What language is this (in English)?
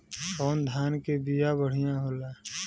Bhojpuri